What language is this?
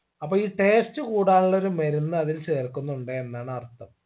Malayalam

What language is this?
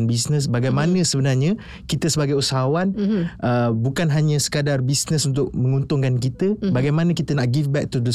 Malay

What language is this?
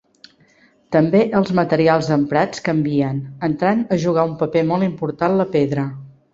Catalan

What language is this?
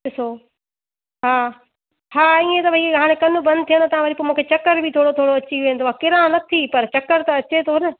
Sindhi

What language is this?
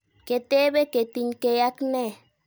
Kalenjin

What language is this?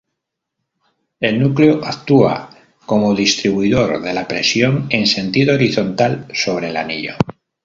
Spanish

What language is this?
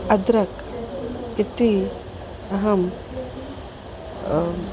Sanskrit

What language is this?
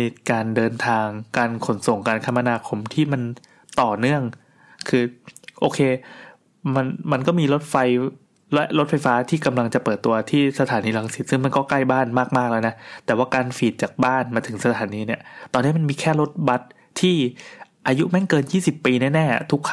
Thai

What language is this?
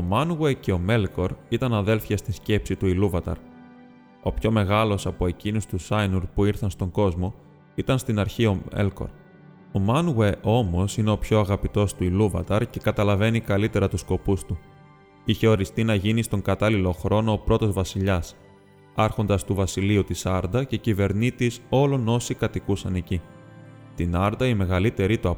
Greek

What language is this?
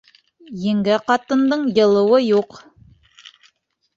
Bashkir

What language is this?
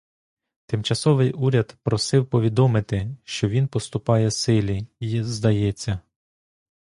Ukrainian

